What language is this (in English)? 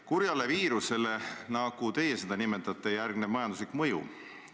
Estonian